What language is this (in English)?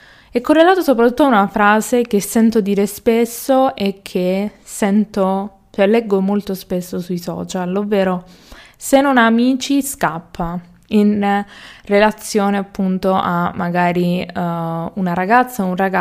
Italian